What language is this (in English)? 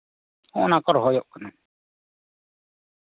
Santali